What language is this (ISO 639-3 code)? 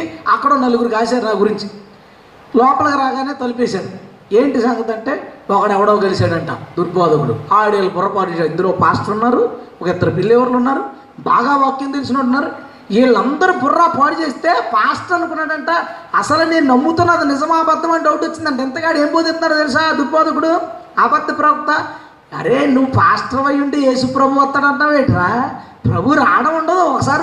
tel